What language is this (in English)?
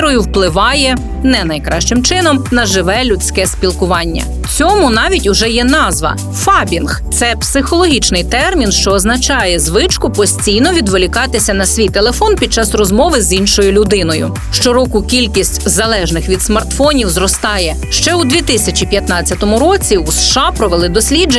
Ukrainian